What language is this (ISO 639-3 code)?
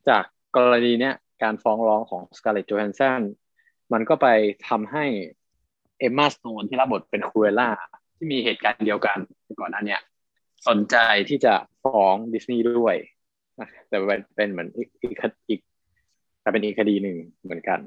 tha